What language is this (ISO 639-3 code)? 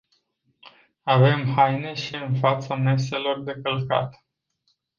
ron